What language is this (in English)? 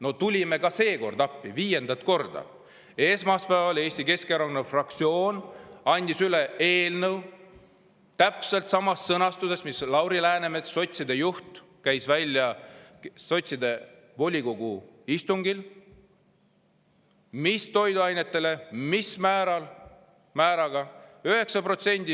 Estonian